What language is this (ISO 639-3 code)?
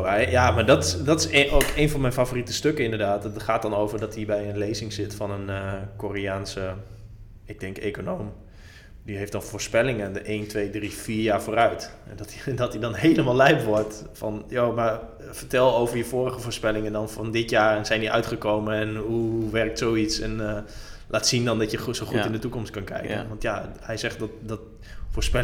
nld